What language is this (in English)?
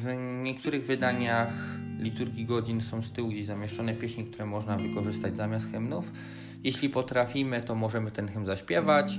Polish